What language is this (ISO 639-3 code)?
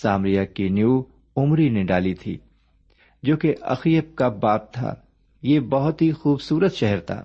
urd